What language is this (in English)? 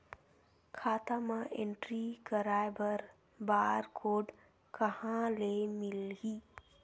Chhattisgarhi